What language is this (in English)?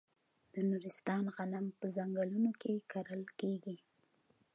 Pashto